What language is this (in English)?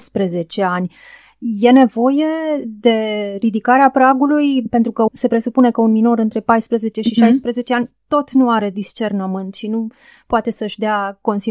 Romanian